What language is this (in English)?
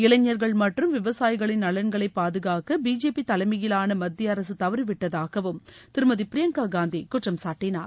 Tamil